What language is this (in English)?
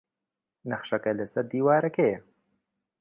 Central Kurdish